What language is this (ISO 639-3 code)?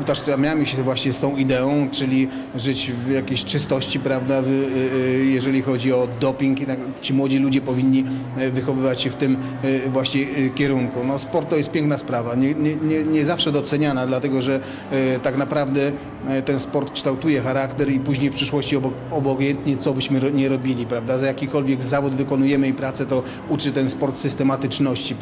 pol